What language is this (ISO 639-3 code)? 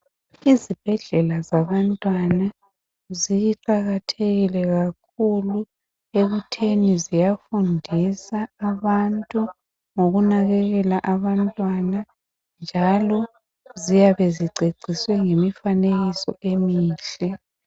nde